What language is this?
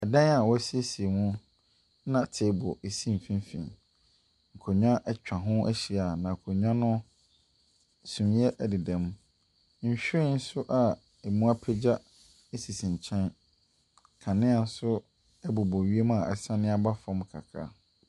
Akan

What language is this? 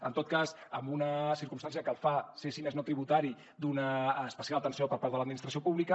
Catalan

